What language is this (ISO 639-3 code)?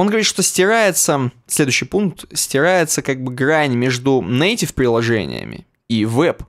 rus